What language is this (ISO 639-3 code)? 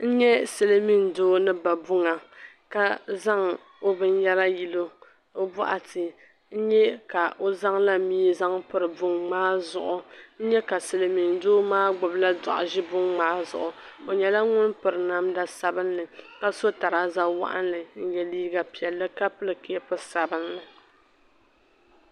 dag